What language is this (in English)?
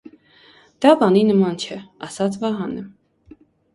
Armenian